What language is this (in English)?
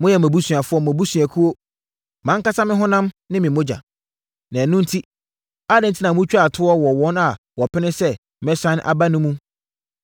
Akan